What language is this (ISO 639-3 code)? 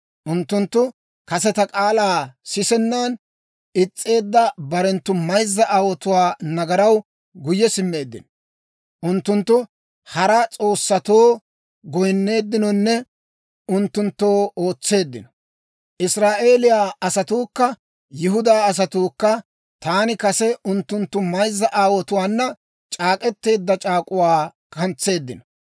dwr